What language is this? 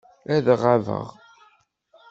Kabyle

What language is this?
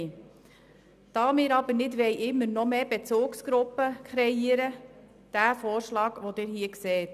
Swiss German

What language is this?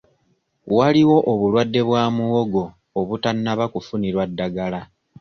Ganda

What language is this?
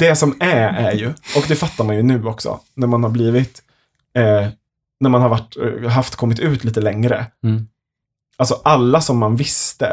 Swedish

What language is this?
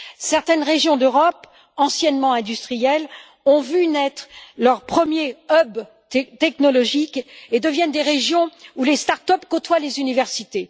French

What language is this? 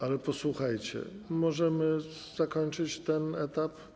Polish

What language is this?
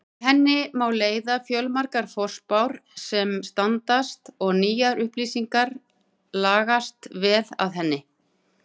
Icelandic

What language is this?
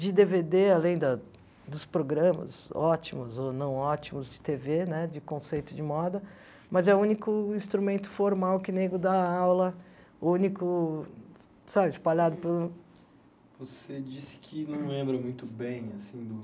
Portuguese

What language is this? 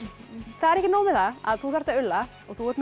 Icelandic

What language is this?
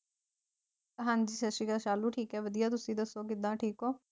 Punjabi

